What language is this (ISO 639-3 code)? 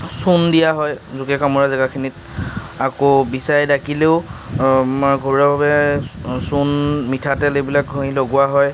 asm